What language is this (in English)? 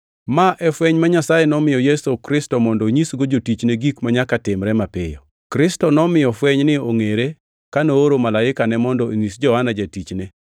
Luo (Kenya and Tanzania)